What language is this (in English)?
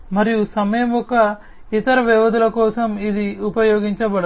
Telugu